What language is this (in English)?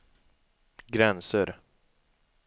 Swedish